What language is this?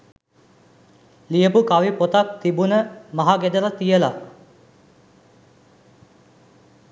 Sinhala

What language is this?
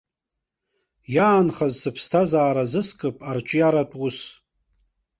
Abkhazian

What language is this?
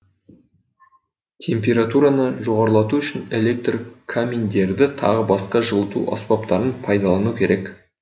Kazakh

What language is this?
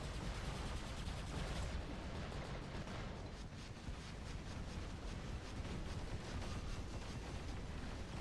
Turkish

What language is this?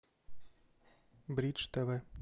Russian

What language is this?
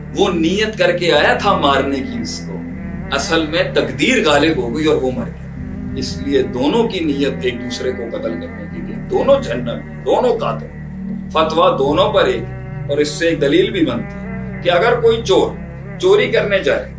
Urdu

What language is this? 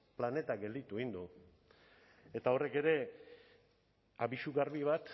Basque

